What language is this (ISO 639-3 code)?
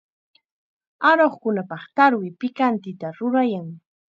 qxa